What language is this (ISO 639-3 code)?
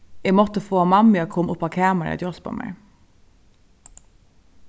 fao